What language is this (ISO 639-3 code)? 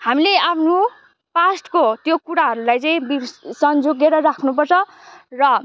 nep